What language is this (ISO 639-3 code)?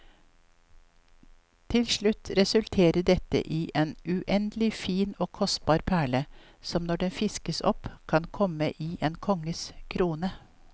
nor